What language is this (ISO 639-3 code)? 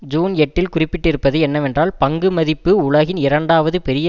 tam